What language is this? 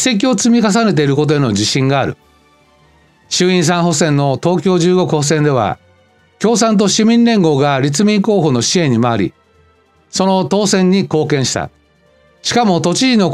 Japanese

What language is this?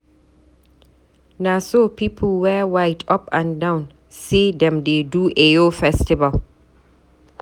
Nigerian Pidgin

